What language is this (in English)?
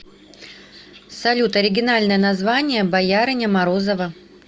Russian